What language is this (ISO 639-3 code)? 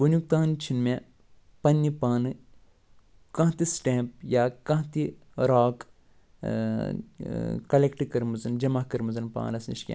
kas